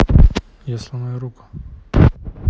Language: Russian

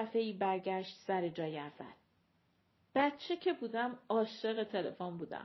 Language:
Persian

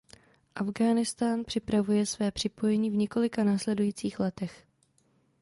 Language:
Czech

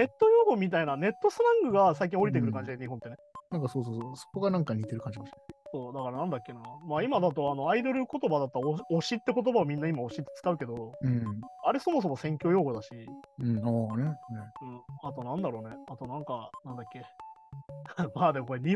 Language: Japanese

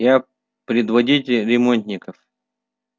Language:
Russian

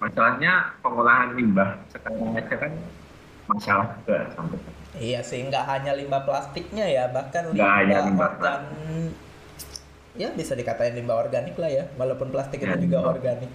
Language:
Indonesian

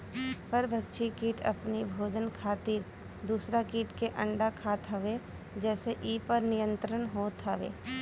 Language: Bhojpuri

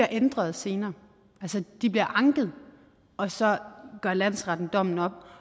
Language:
Danish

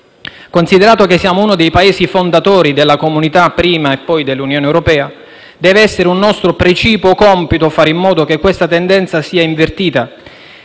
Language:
Italian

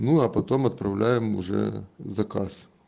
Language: Russian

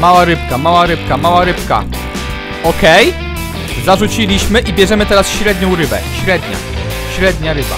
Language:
Polish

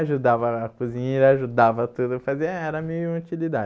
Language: Portuguese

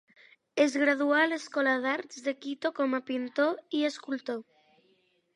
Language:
Catalan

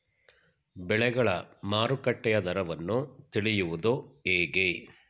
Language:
Kannada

